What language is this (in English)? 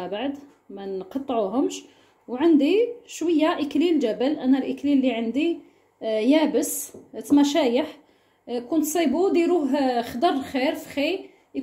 Arabic